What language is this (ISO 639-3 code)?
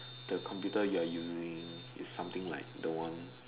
eng